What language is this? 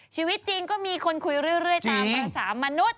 Thai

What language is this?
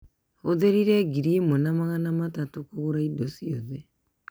Kikuyu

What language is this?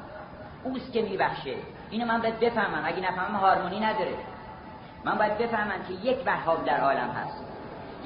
Persian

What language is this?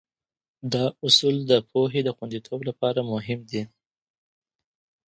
Pashto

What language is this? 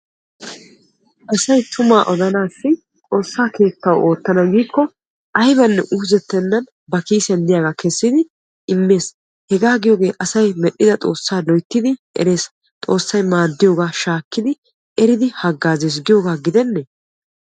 Wolaytta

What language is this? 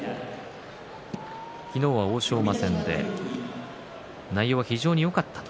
Japanese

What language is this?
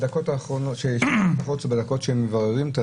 Hebrew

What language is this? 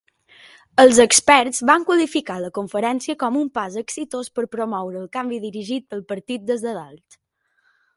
Catalan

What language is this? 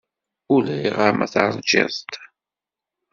Kabyle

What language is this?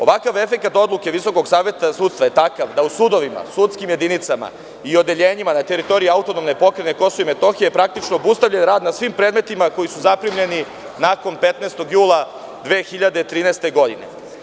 Serbian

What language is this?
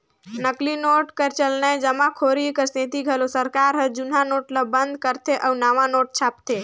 Chhattisgarhi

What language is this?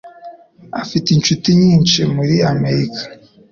Kinyarwanda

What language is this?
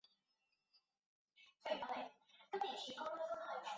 Chinese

